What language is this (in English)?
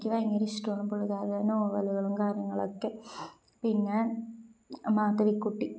Malayalam